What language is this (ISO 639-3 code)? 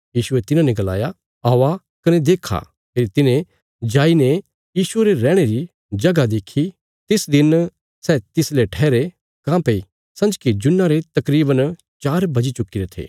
kfs